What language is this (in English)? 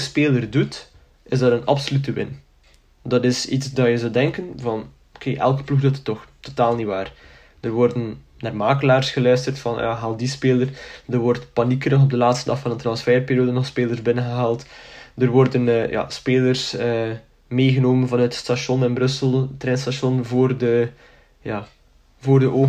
Dutch